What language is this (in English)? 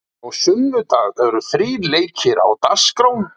Icelandic